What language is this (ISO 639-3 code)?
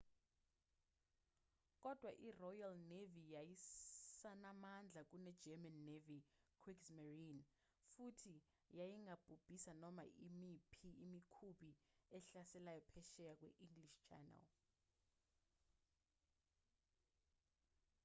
zul